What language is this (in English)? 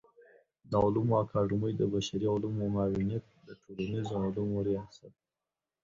Pashto